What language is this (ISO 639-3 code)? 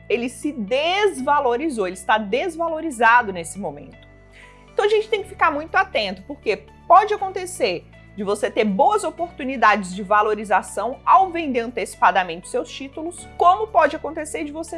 por